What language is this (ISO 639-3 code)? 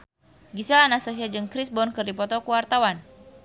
sun